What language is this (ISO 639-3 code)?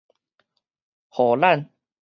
nan